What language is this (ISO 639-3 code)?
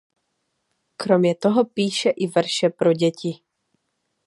ces